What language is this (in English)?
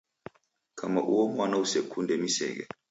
Taita